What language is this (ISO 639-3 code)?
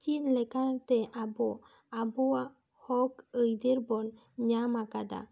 sat